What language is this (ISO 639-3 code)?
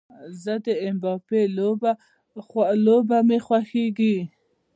pus